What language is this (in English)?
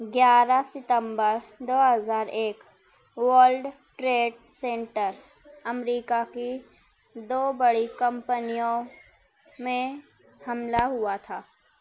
Urdu